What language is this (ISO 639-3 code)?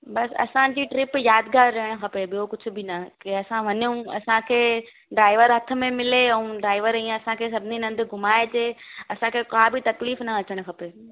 snd